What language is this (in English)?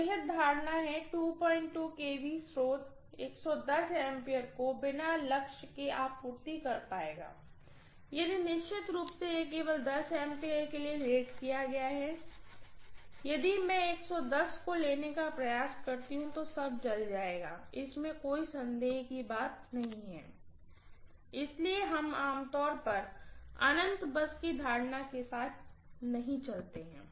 Hindi